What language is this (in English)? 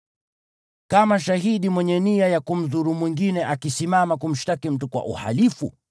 Swahili